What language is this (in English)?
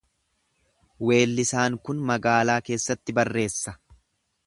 Oromo